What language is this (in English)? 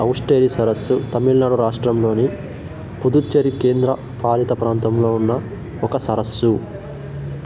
Telugu